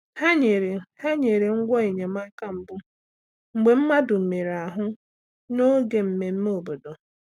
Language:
Igbo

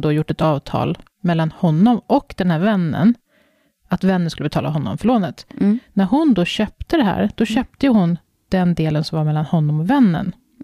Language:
Swedish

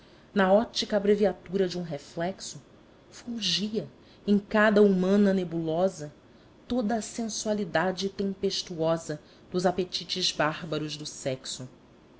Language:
Portuguese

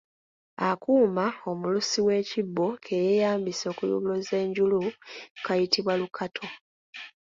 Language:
Ganda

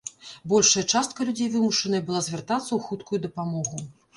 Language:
Belarusian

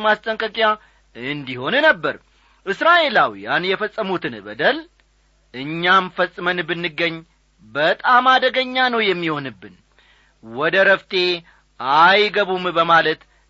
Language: Amharic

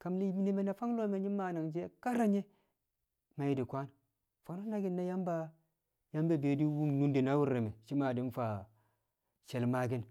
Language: Kamo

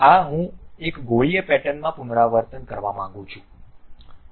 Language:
Gujarati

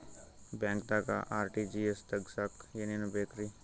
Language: Kannada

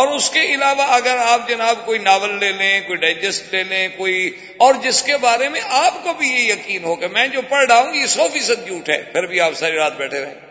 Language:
Urdu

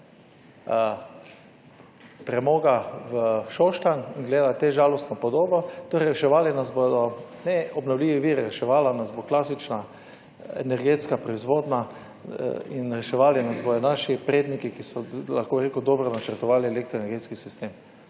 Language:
Slovenian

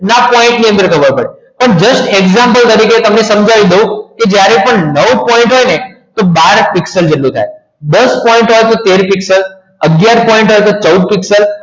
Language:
Gujarati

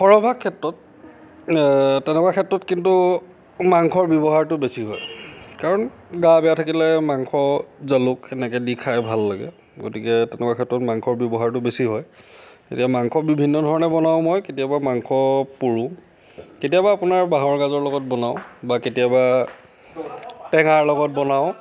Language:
Assamese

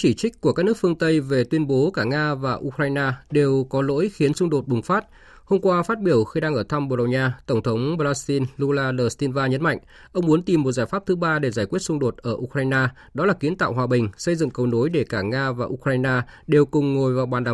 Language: Vietnamese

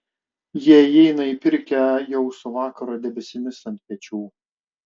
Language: Lithuanian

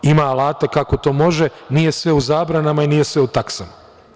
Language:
Serbian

